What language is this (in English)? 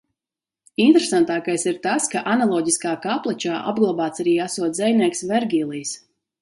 Latvian